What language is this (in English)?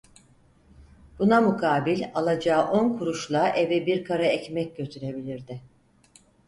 Turkish